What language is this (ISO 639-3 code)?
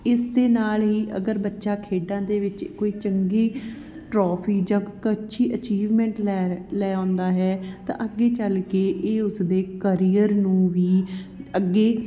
pan